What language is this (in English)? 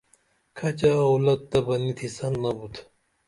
Dameli